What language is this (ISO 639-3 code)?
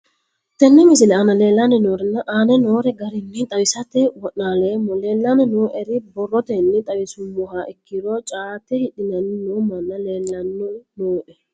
sid